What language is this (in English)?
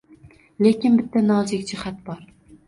Uzbek